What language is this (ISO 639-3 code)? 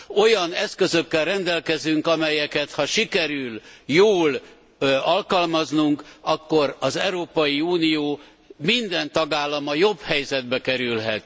hun